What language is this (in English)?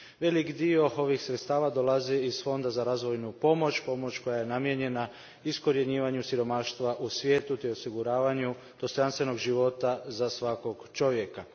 Croatian